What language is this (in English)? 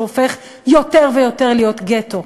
Hebrew